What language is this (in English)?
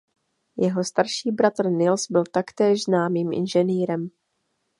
Czech